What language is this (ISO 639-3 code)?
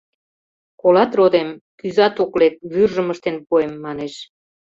chm